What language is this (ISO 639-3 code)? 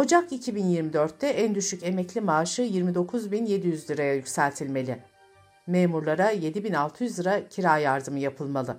tur